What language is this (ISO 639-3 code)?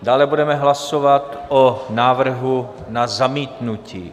ces